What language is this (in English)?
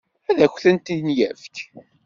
Kabyle